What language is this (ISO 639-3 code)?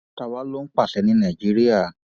yor